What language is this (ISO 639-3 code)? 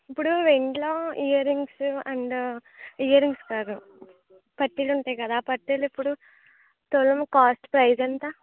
tel